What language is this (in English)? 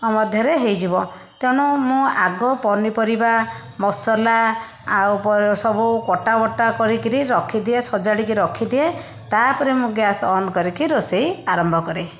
Odia